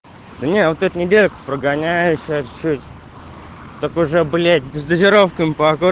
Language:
Russian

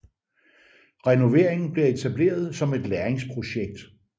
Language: Danish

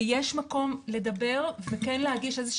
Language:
Hebrew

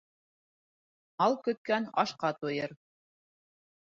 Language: Bashkir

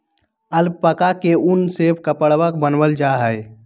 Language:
Magahi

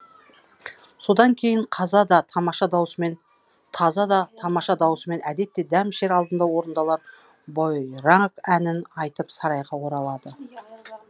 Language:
Kazakh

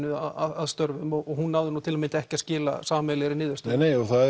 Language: Icelandic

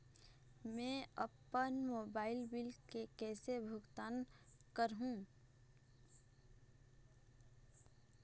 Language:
Chhattisgarhi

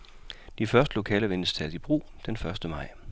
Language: Danish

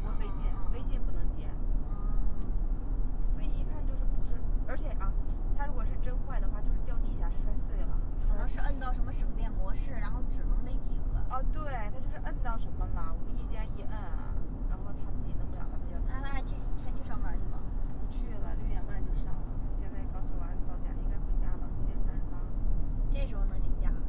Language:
Chinese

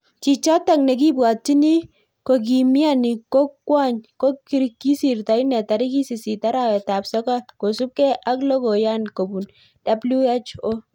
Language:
Kalenjin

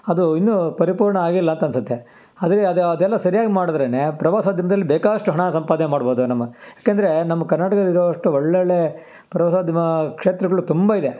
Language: Kannada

